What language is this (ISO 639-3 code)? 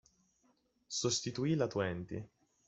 ita